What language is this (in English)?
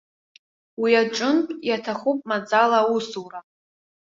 Abkhazian